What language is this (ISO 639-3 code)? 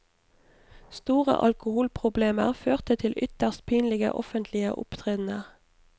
nor